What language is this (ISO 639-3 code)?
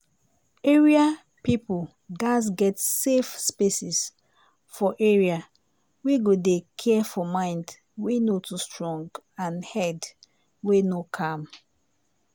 pcm